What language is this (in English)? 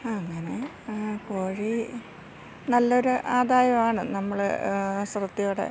Malayalam